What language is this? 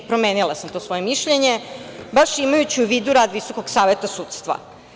Serbian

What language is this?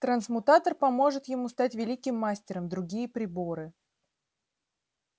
Russian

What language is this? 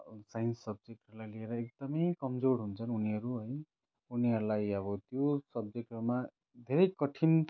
Nepali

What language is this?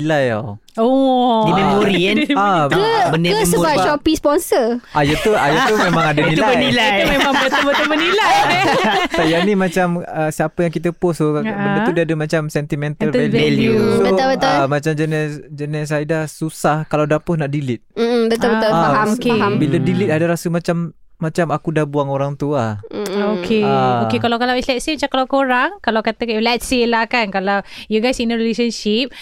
Malay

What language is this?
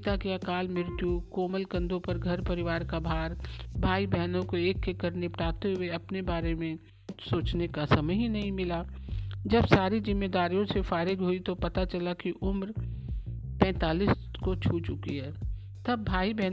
Hindi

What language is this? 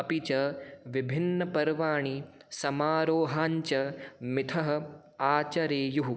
Sanskrit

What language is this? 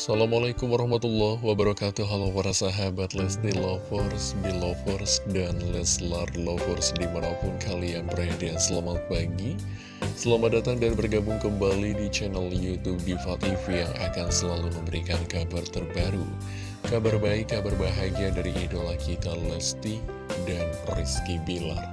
Indonesian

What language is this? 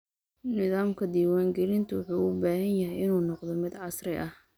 Somali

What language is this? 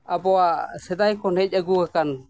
Santali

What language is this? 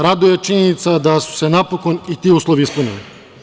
Serbian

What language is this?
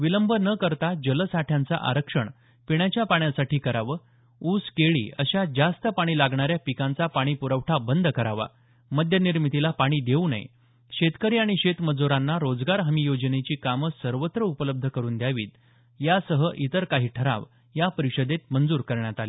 Marathi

